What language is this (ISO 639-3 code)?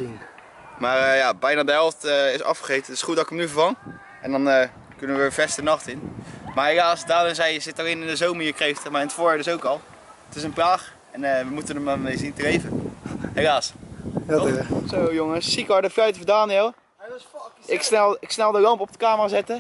nld